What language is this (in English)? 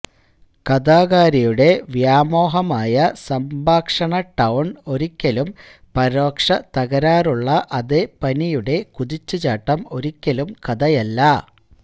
Malayalam